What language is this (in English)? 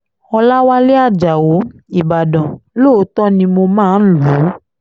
Yoruba